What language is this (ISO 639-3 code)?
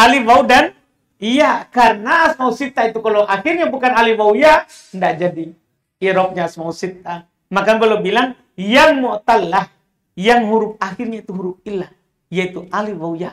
ind